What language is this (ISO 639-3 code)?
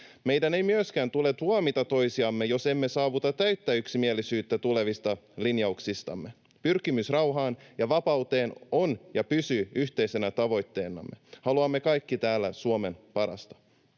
fin